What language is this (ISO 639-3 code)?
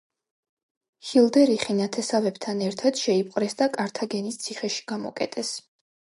kat